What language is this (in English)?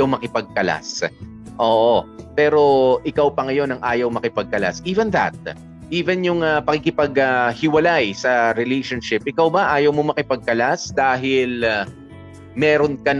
Filipino